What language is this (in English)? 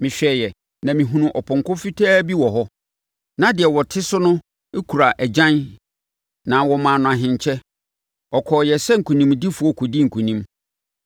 Akan